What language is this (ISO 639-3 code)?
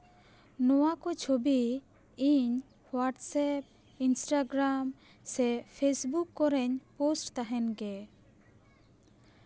sat